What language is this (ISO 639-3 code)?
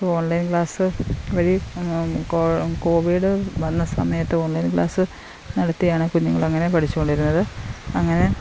mal